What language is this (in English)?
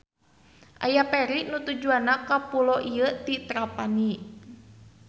Sundanese